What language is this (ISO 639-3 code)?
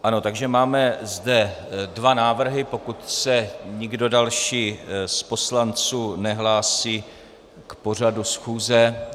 ces